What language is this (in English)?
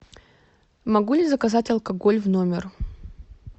Russian